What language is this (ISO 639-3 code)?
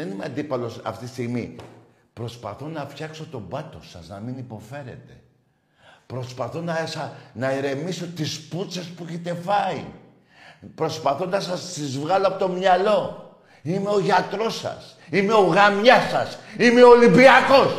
ell